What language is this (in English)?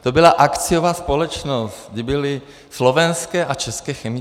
Czech